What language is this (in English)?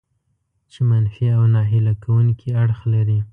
Pashto